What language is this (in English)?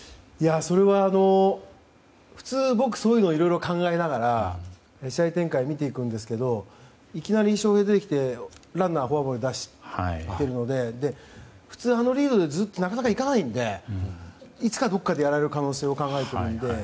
Japanese